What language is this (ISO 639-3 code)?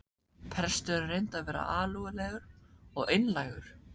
isl